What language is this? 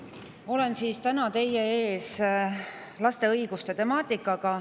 Estonian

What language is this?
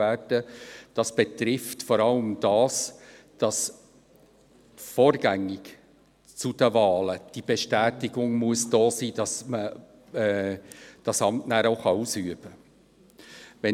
Swiss German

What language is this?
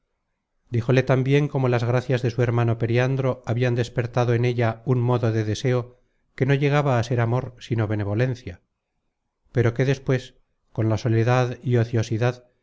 Spanish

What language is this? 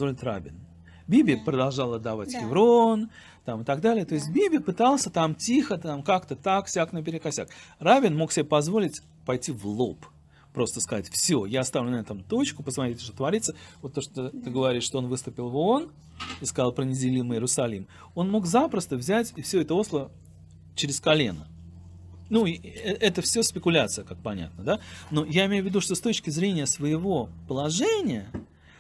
Russian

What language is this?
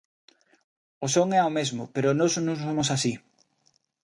Galician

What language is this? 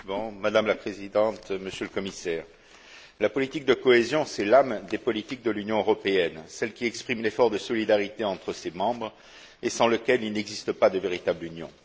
French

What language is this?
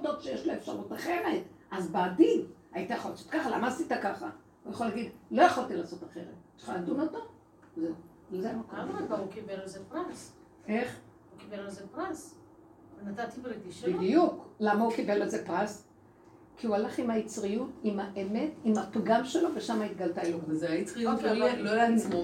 Hebrew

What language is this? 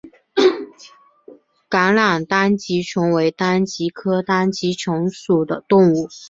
Chinese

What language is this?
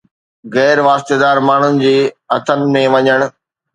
Sindhi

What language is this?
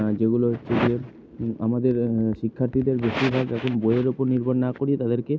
Bangla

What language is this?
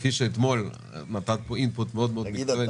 Hebrew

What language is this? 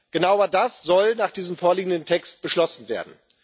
German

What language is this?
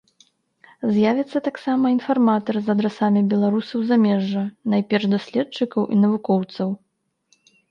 Belarusian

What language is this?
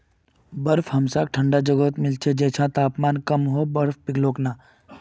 Magahi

